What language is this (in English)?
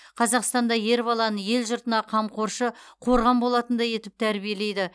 Kazakh